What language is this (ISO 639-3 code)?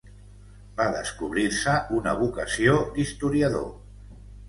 cat